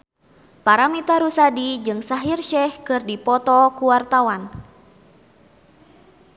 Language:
Sundanese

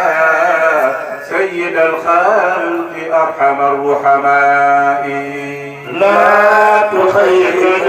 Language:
Arabic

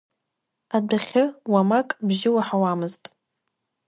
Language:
Abkhazian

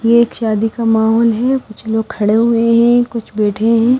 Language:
Hindi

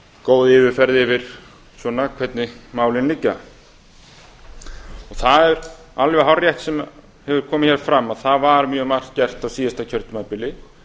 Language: Icelandic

